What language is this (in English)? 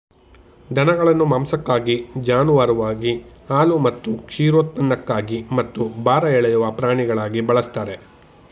Kannada